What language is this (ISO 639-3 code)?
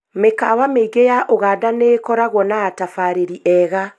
kik